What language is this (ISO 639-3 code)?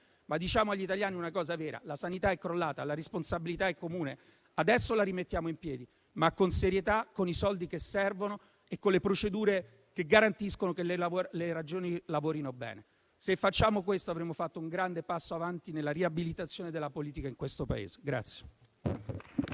ita